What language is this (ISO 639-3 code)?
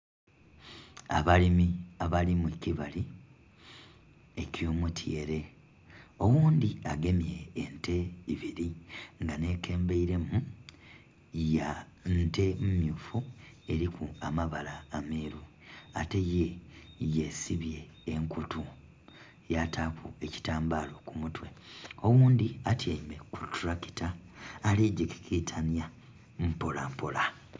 xog